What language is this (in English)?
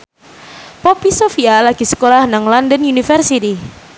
Javanese